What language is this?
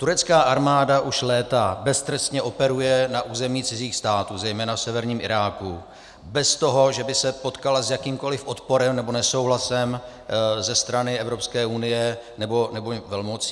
Czech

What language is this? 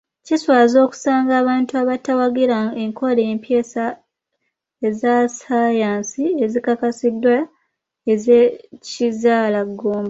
Ganda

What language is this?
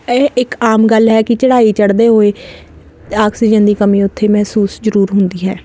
Punjabi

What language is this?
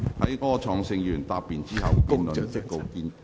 Cantonese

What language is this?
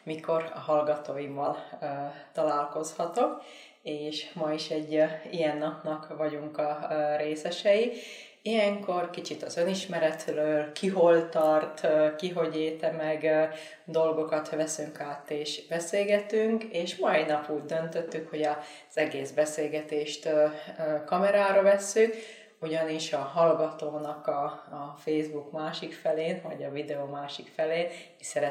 Hungarian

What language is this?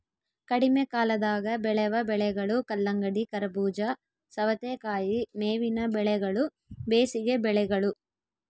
Kannada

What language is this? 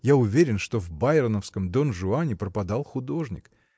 Russian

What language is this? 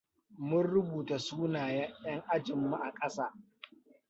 Hausa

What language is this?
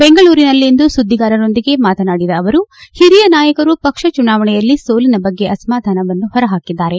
Kannada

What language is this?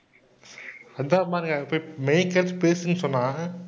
Tamil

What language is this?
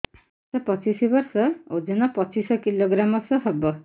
Odia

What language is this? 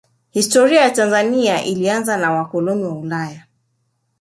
Swahili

